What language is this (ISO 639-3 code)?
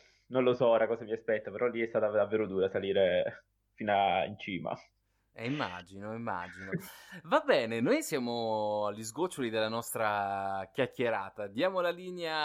ita